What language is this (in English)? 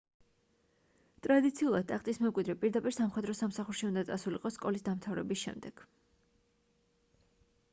Georgian